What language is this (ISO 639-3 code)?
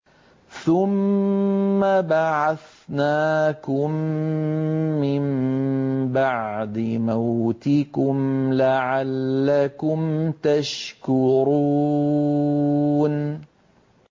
ara